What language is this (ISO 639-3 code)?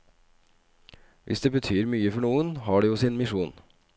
nor